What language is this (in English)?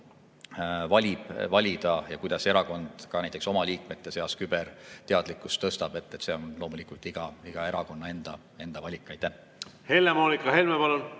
Estonian